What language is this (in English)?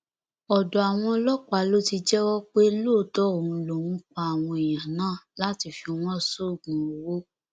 Yoruba